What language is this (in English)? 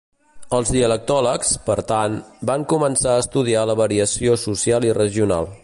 Catalan